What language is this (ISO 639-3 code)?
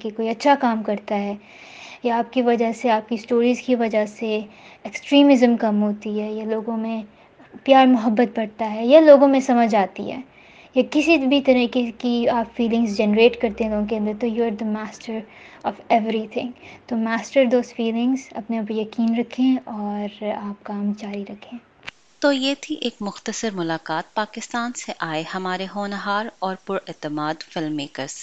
urd